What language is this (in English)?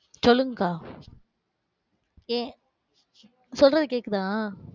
Tamil